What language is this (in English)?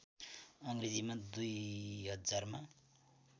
Nepali